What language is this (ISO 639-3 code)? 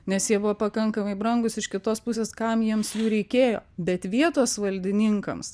lit